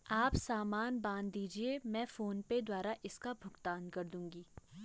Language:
Hindi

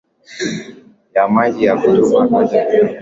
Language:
Swahili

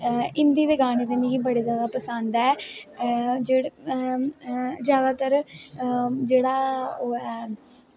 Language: Dogri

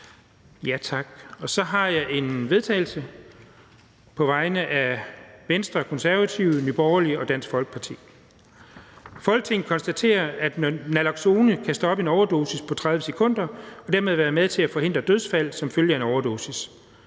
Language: Danish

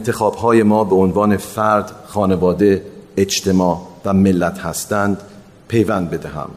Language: Persian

